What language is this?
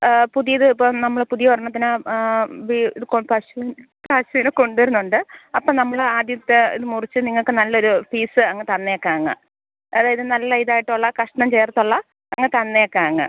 Malayalam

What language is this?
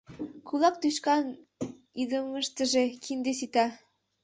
Mari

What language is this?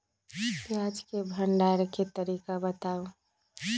Magahi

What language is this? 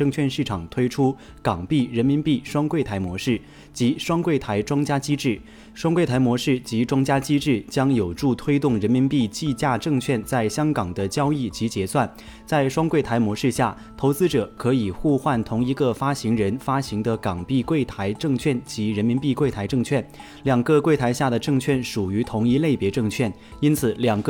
Chinese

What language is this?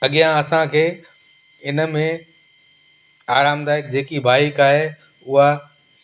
Sindhi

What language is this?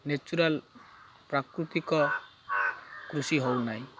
Odia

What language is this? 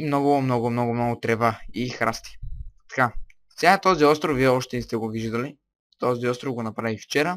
Bulgarian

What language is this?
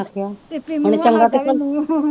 Punjabi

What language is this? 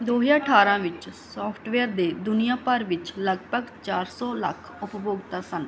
Punjabi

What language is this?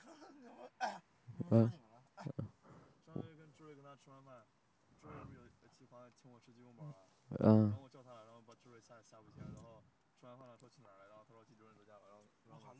Chinese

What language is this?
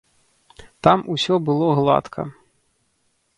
Belarusian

